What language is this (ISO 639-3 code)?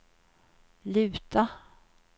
swe